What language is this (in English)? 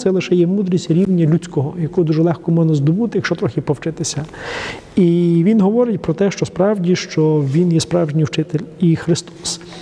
Ukrainian